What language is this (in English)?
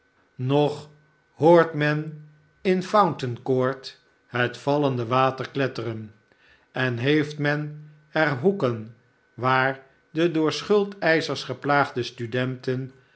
Dutch